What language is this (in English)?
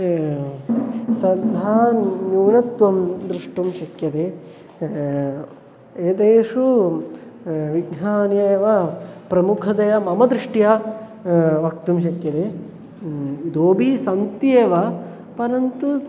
Sanskrit